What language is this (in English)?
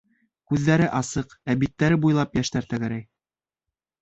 Bashkir